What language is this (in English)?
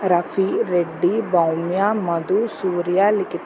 Telugu